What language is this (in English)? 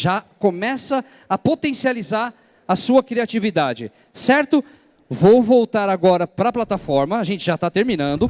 Portuguese